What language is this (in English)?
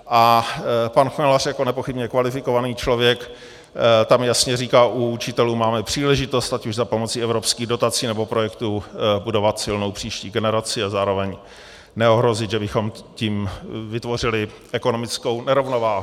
Czech